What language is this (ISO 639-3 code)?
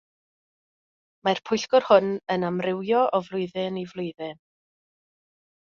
cym